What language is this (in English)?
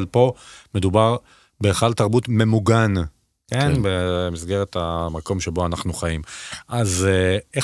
Hebrew